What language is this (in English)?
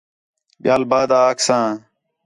Khetrani